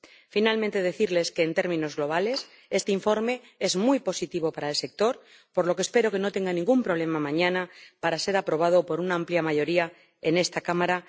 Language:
Spanish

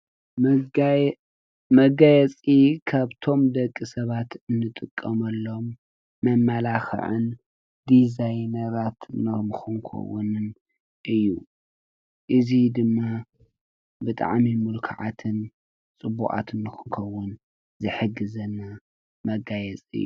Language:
Tigrinya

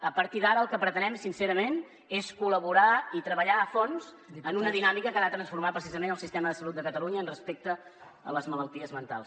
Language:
Catalan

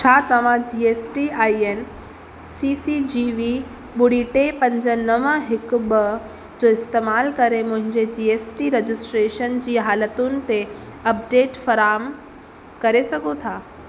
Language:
Sindhi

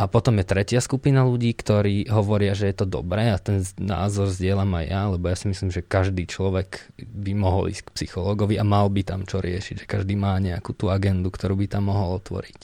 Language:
Slovak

